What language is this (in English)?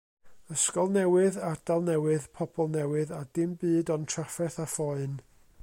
Welsh